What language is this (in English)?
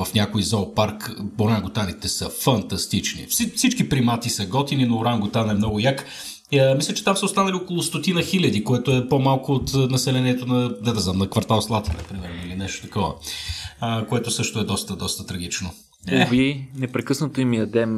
Bulgarian